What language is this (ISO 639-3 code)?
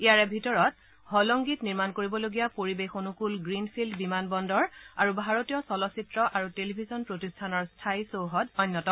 asm